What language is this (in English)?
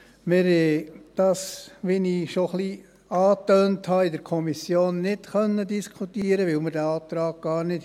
Swiss German